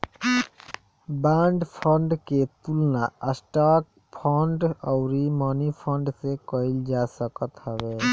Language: Bhojpuri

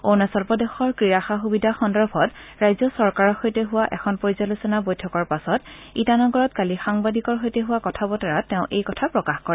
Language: Assamese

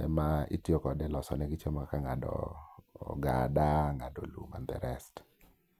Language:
Luo (Kenya and Tanzania)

